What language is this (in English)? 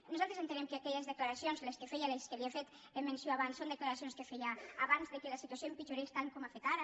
Catalan